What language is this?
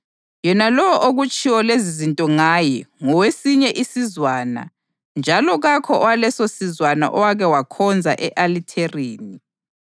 North Ndebele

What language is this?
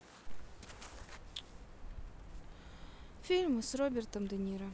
Russian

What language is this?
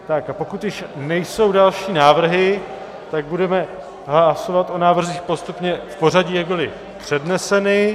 Czech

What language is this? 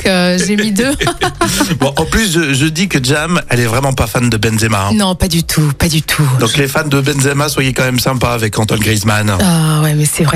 French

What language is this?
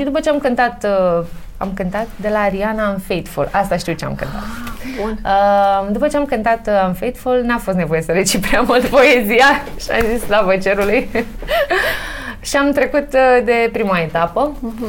Romanian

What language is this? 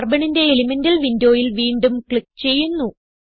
Malayalam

